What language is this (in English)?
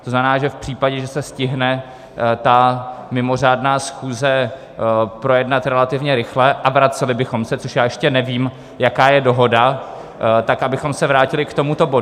Czech